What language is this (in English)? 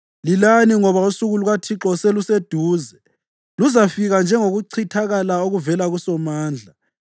North Ndebele